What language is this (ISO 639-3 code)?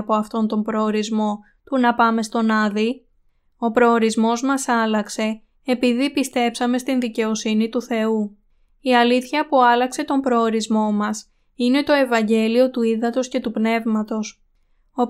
ell